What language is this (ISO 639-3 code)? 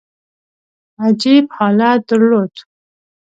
pus